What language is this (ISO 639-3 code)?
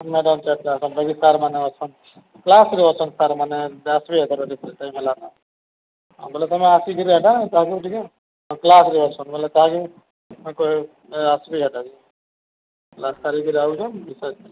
ori